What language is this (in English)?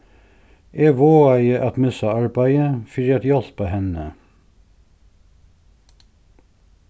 Faroese